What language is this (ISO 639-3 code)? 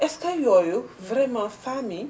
wol